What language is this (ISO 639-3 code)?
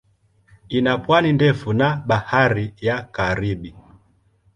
swa